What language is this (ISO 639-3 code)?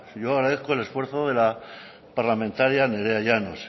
spa